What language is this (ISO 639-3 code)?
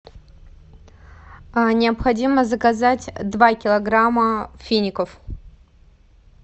rus